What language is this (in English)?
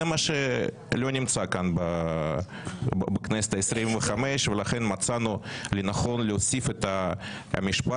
Hebrew